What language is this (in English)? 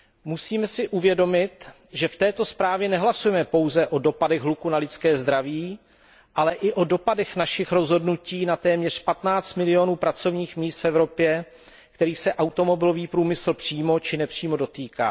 Czech